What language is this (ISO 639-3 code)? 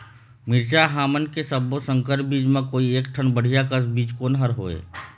hne